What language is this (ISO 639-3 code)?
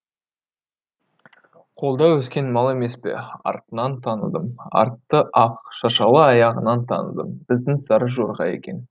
kaz